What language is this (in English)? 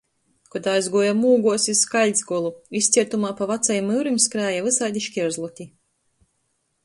Latgalian